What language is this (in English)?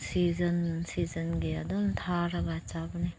Manipuri